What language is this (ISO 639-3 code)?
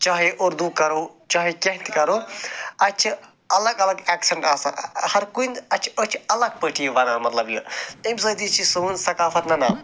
kas